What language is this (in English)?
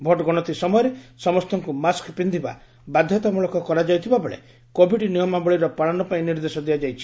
Odia